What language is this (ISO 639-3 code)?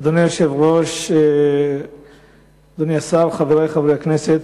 heb